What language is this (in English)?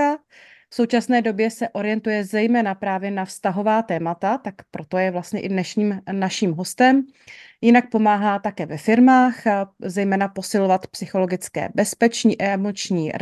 Czech